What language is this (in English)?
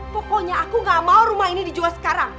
Indonesian